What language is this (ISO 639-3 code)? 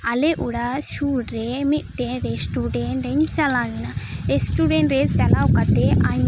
sat